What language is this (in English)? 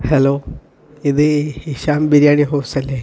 Malayalam